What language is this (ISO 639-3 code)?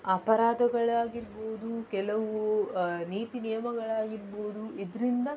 kan